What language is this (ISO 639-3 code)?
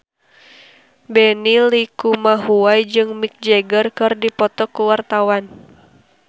sun